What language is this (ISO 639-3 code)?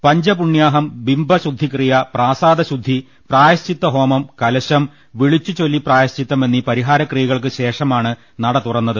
mal